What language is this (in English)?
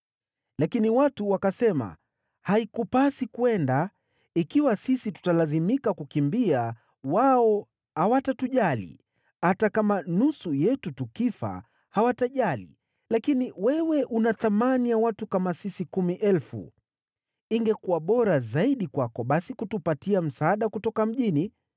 Swahili